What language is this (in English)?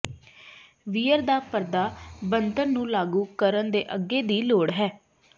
Punjabi